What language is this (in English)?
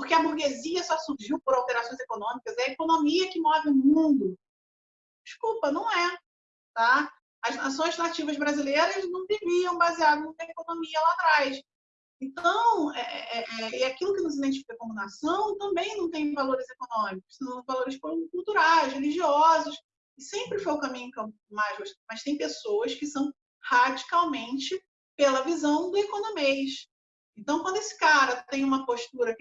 Portuguese